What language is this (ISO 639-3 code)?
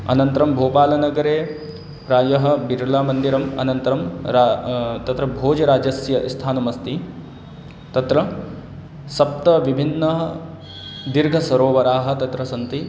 san